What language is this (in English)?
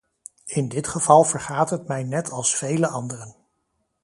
Dutch